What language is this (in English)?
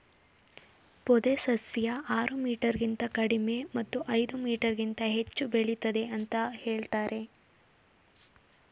Kannada